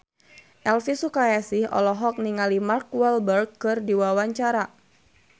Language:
Sundanese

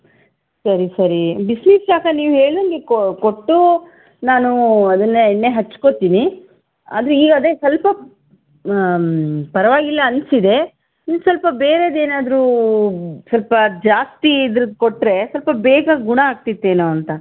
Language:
Kannada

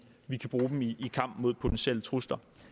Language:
Danish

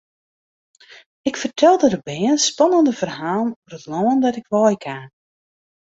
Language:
Western Frisian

